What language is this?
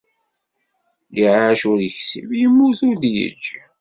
Kabyle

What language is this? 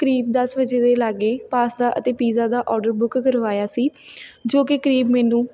Punjabi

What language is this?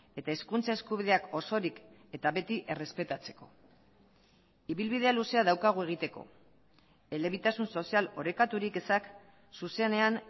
Basque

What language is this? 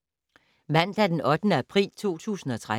Danish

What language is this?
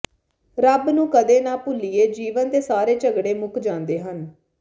Punjabi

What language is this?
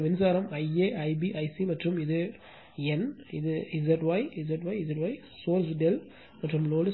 Tamil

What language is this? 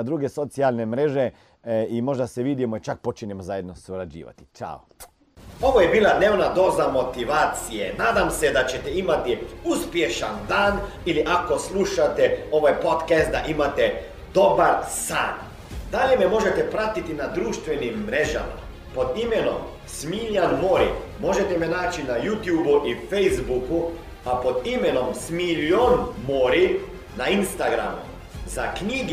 Croatian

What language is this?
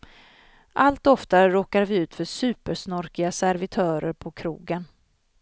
Swedish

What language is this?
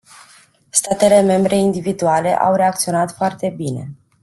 Romanian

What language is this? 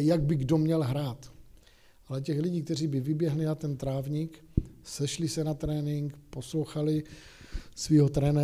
Czech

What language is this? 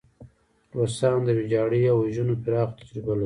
Pashto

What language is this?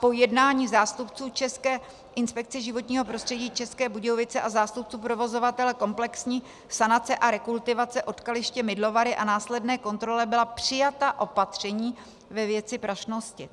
Czech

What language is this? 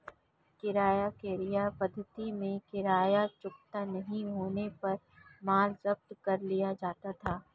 Hindi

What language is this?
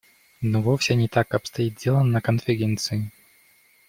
Russian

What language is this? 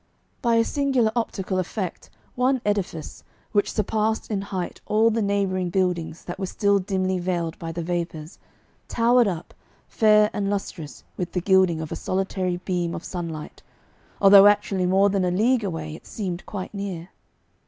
English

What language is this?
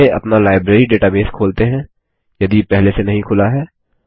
Hindi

